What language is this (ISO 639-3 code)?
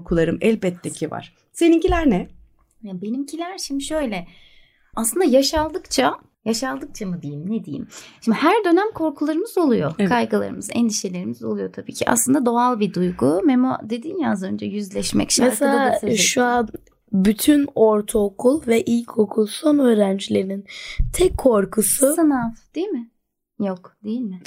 tur